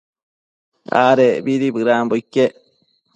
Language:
Matsés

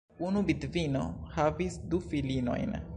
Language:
Esperanto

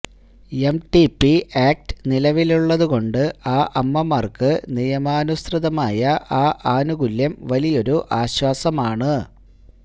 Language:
Malayalam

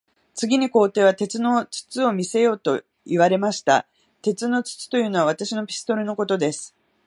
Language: Japanese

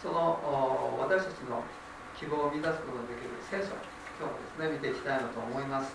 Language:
Japanese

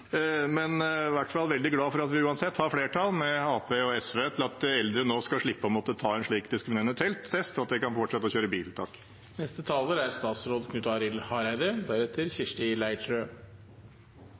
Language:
Norwegian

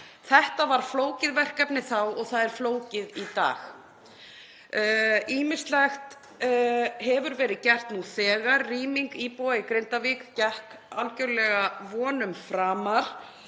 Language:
Icelandic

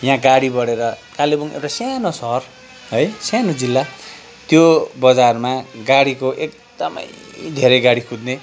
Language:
Nepali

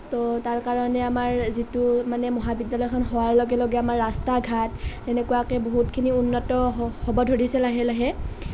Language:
Assamese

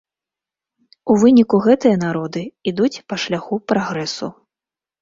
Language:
Belarusian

